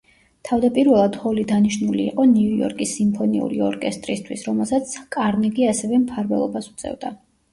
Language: Georgian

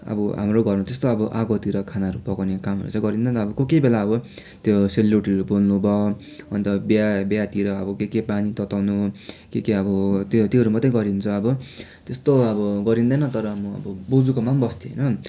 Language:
Nepali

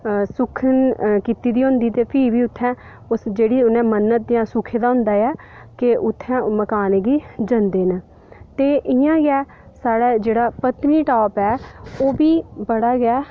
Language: Dogri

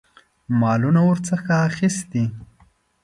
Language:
Pashto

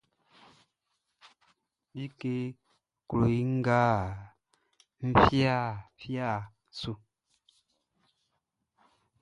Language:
Baoulé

